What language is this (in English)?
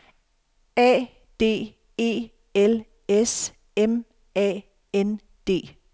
Danish